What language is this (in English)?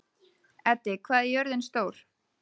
Icelandic